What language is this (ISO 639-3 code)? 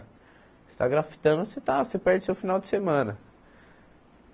por